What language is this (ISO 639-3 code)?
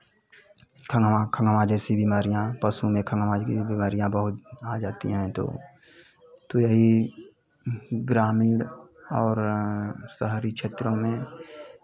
hin